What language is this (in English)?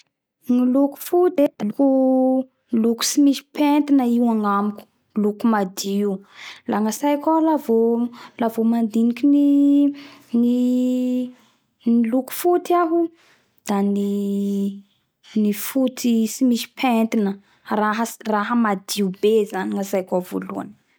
Bara Malagasy